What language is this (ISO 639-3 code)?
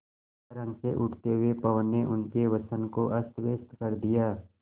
hin